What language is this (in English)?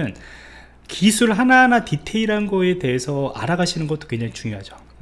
Korean